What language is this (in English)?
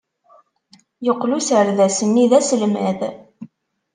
Kabyle